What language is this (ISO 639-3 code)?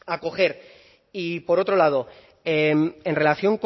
spa